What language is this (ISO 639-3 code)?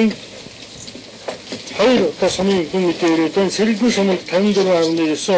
ron